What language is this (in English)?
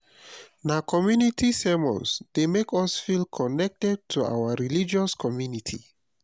Nigerian Pidgin